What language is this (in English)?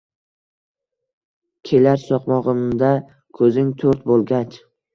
Uzbek